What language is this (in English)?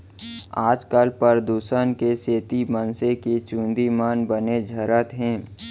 Chhattisgarhi